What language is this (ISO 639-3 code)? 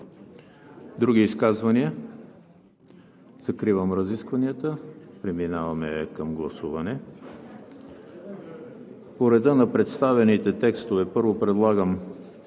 bul